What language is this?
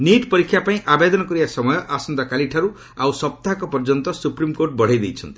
Odia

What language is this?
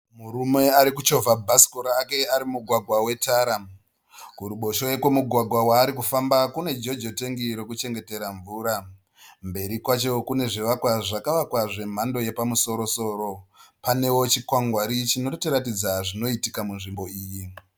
Shona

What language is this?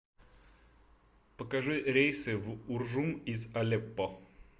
Russian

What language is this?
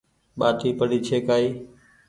Goaria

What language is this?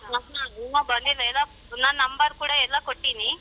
Kannada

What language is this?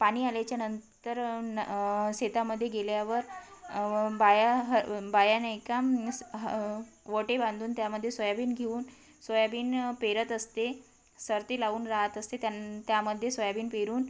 Marathi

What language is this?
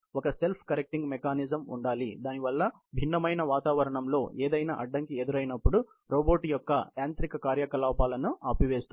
Telugu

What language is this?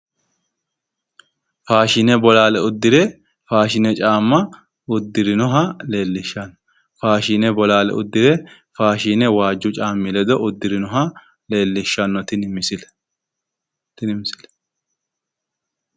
Sidamo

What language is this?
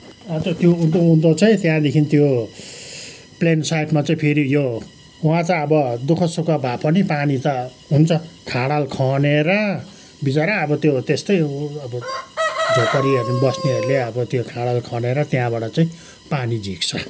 Nepali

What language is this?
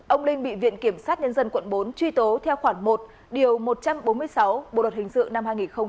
Vietnamese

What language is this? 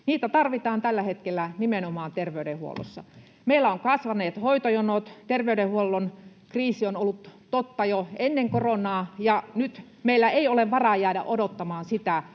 Finnish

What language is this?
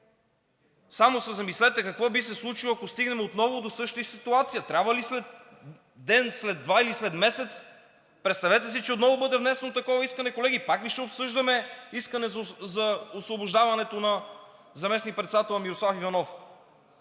Bulgarian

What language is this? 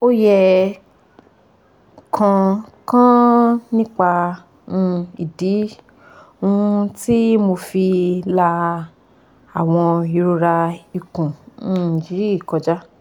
Yoruba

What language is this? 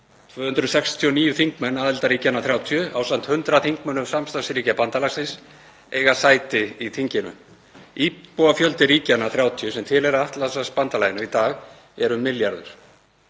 Icelandic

